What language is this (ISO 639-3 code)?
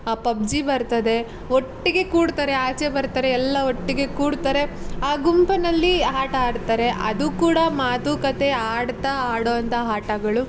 kan